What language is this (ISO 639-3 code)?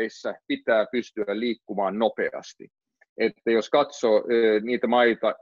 fin